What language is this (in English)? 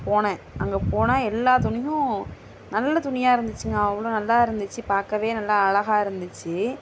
Tamil